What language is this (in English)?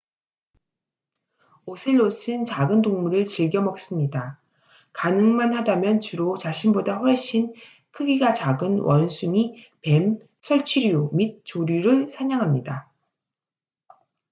Korean